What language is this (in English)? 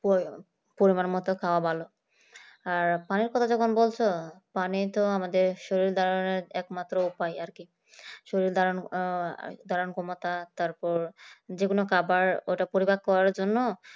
Bangla